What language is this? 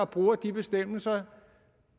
Danish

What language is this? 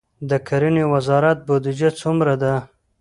Pashto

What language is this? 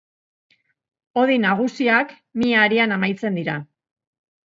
Basque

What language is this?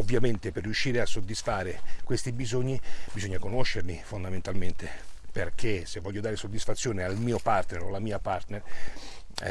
Italian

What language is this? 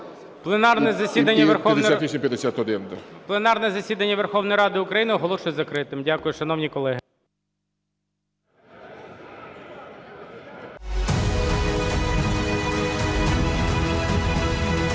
Ukrainian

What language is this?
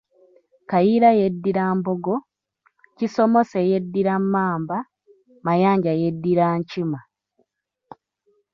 Ganda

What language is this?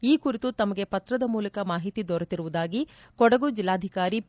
Kannada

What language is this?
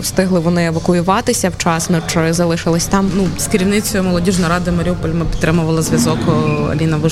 Ukrainian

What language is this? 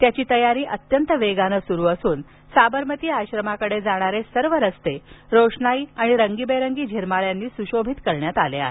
Marathi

